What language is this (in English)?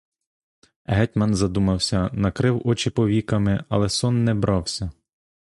Ukrainian